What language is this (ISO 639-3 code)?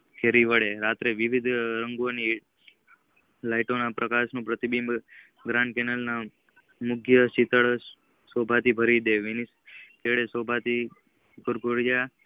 guj